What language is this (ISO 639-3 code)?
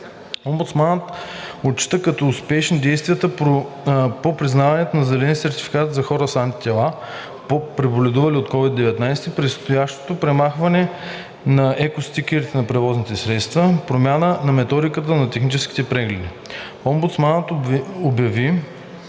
bul